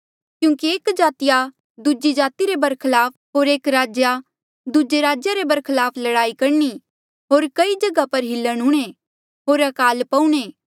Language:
Mandeali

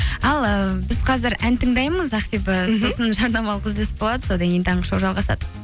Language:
Kazakh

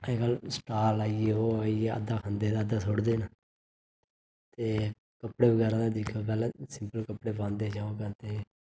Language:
Dogri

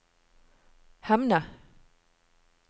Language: Norwegian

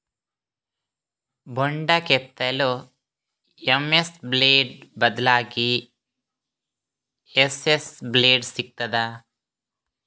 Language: Kannada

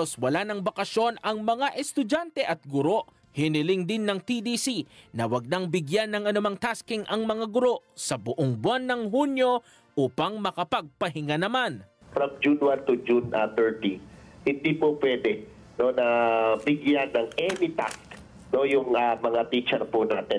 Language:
Filipino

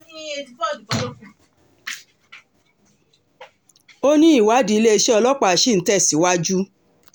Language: Yoruba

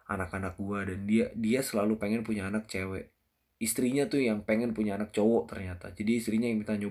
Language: Indonesian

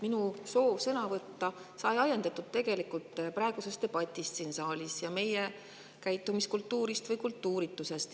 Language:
Estonian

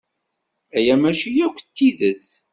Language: Kabyle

